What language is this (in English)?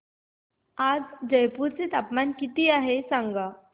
Marathi